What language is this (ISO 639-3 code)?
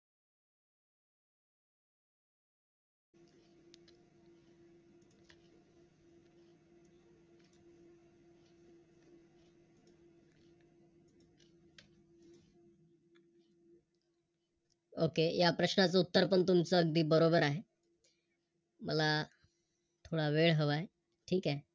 mar